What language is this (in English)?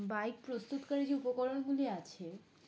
Bangla